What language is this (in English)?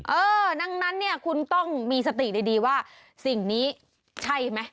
Thai